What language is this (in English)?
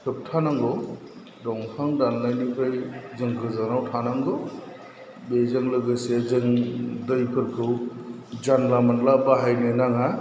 Bodo